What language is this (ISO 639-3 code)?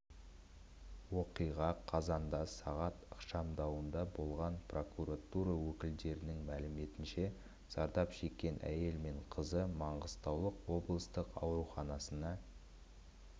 kaz